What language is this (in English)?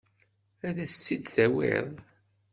Kabyle